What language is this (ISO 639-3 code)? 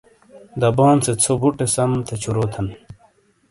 scl